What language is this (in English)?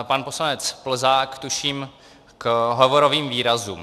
Czech